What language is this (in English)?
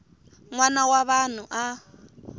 Tsonga